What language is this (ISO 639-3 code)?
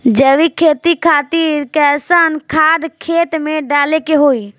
bho